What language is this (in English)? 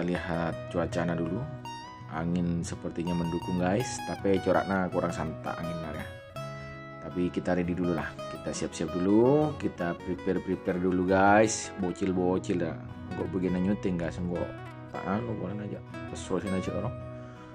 Indonesian